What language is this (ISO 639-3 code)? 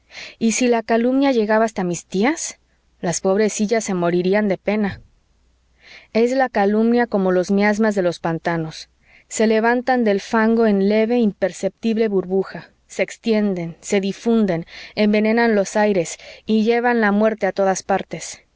spa